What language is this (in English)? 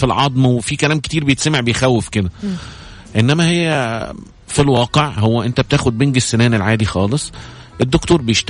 Arabic